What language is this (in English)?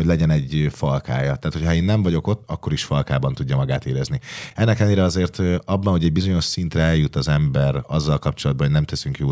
Hungarian